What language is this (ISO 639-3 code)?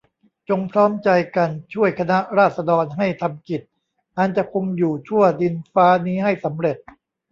tha